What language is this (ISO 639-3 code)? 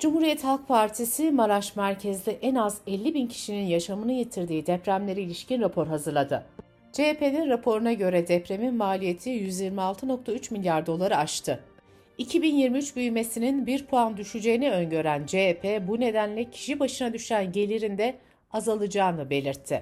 tur